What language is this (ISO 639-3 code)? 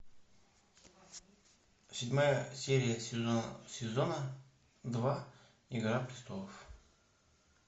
rus